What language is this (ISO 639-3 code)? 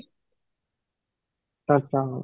ori